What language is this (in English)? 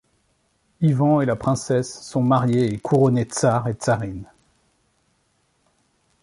French